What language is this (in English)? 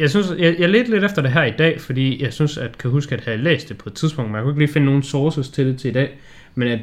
Danish